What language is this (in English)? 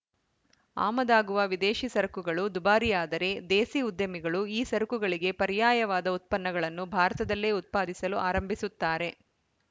Kannada